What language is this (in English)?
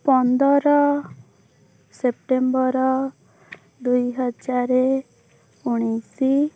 Odia